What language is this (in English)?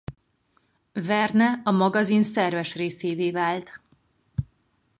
Hungarian